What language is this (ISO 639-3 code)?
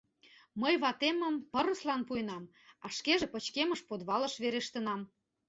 chm